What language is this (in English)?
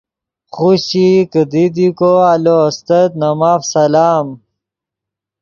Yidgha